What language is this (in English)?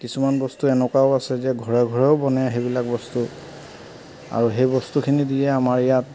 Assamese